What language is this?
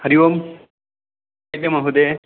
Sanskrit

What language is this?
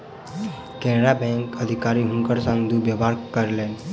Maithili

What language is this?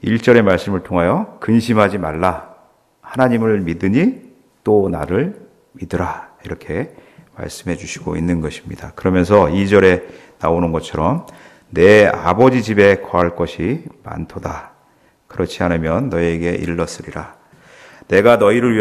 Korean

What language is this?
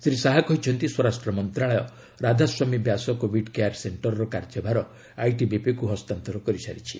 Odia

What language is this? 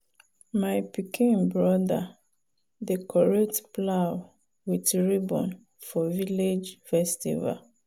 Nigerian Pidgin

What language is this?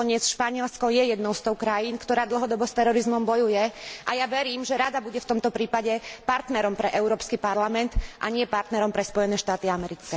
Slovak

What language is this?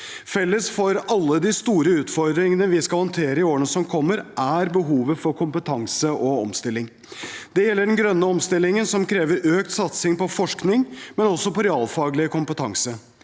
Norwegian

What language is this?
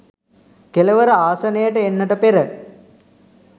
Sinhala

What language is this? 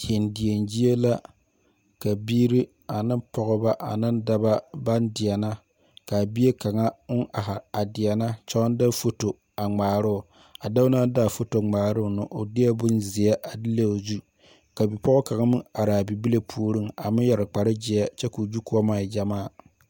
Southern Dagaare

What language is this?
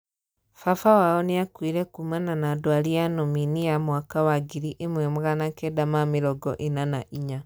Kikuyu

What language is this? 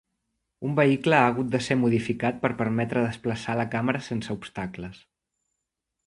Catalan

